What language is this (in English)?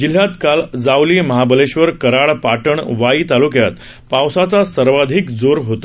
Marathi